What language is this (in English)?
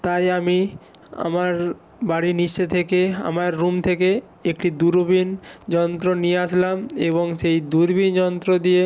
Bangla